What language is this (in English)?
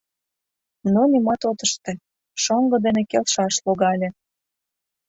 Mari